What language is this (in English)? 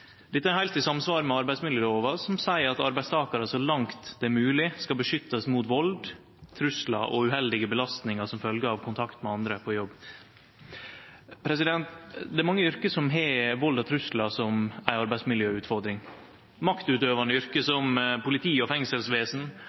Norwegian Nynorsk